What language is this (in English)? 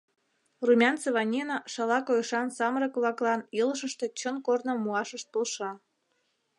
Mari